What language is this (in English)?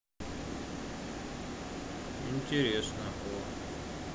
Russian